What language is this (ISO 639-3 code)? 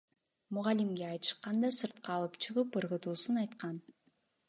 kir